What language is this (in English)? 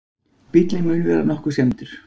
Icelandic